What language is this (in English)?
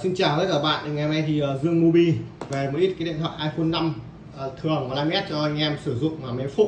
Vietnamese